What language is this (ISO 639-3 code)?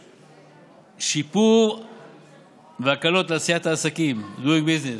heb